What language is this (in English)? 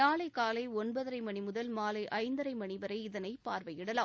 Tamil